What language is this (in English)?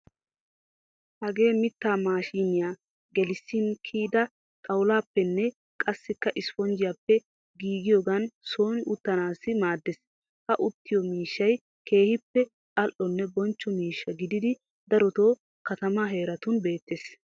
Wolaytta